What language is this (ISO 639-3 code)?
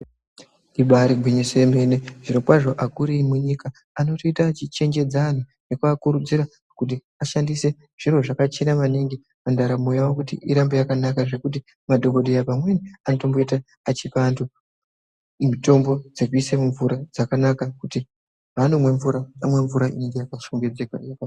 ndc